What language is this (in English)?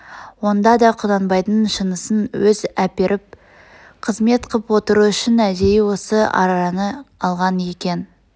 Kazakh